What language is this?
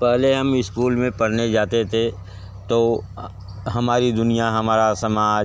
Hindi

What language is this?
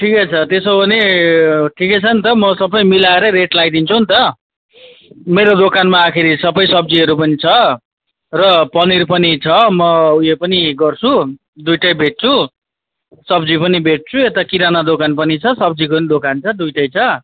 Nepali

